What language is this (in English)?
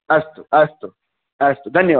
Sanskrit